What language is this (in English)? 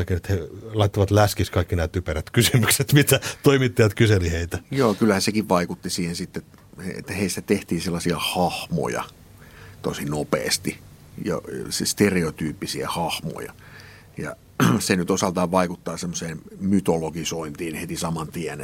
Finnish